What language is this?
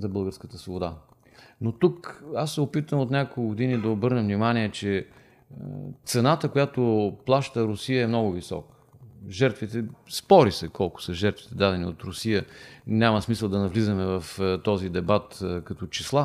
Bulgarian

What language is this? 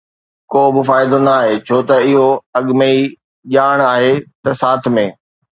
Sindhi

